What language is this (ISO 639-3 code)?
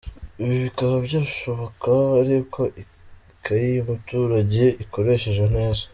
kin